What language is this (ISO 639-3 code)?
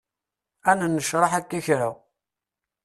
kab